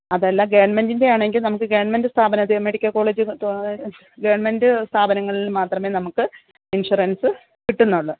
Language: Malayalam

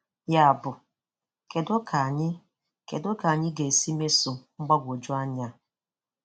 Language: Igbo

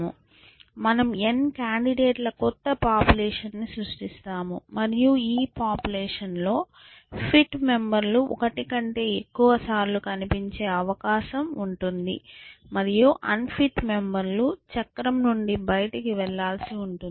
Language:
Telugu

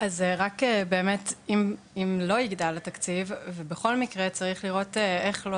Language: Hebrew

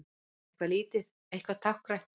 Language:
Icelandic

